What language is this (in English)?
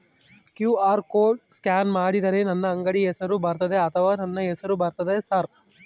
Kannada